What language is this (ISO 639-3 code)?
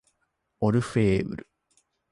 jpn